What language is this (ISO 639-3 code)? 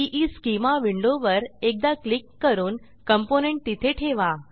mar